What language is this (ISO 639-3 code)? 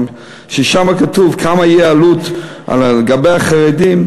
heb